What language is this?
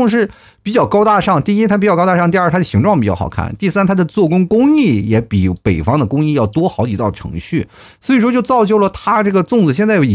Chinese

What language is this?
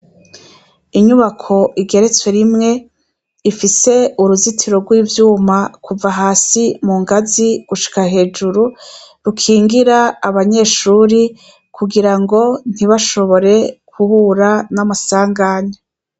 Rundi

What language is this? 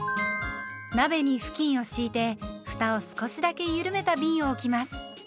Japanese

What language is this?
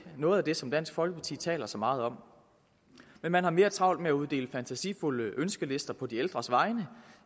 Danish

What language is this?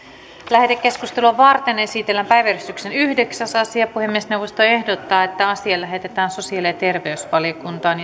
Finnish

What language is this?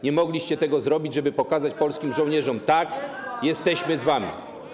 Polish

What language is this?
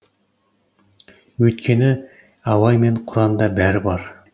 Kazakh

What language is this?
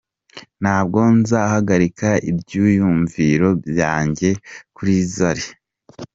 Kinyarwanda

